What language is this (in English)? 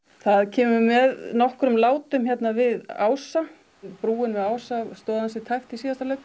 Icelandic